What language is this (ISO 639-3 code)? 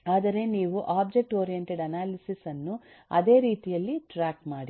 kan